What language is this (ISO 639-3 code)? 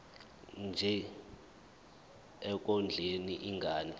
zul